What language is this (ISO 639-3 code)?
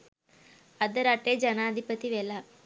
sin